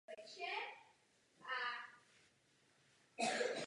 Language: Czech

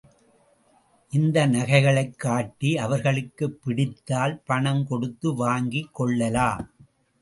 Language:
Tamil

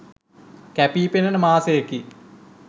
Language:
Sinhala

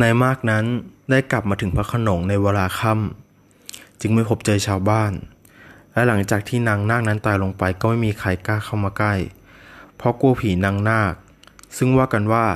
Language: Thai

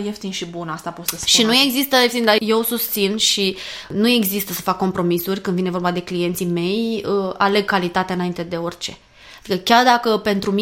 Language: Romanian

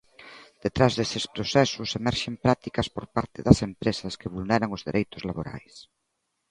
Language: Galician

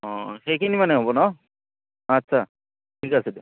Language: Assamese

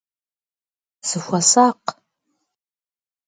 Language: Kabardian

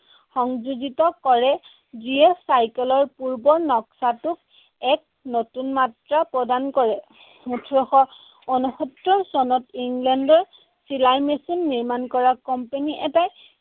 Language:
Assamese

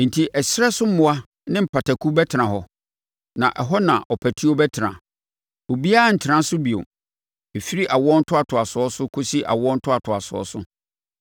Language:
Akan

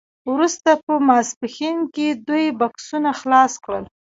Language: Pashto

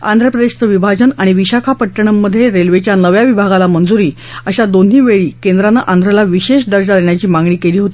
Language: Marathi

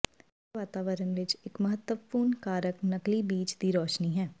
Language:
Punjabi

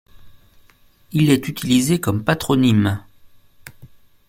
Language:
French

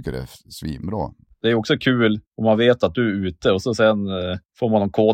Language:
Swedish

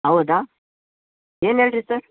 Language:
Kannada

